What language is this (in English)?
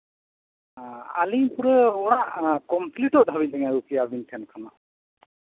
Santali